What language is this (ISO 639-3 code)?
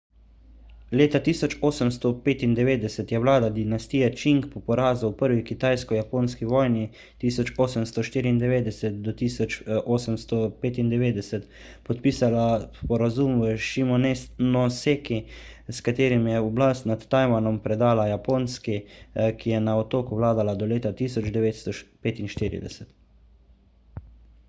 slv